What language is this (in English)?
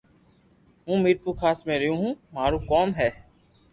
Loarki